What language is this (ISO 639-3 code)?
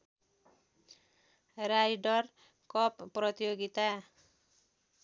nep